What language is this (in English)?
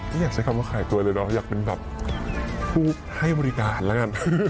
Thai